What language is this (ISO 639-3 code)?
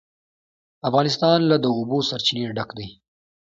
pus